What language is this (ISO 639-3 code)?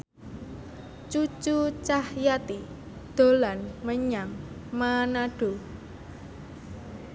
jav